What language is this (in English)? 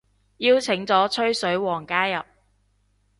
Cantonese